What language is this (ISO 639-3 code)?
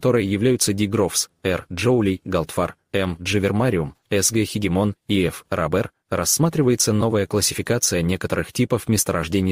rus